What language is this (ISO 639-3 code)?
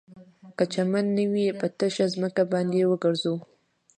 pus